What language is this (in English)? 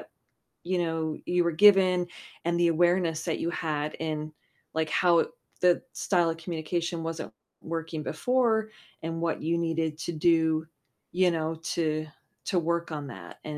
English